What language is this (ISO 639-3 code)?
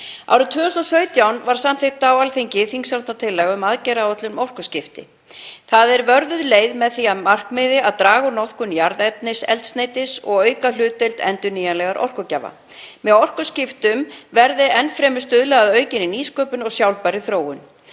isl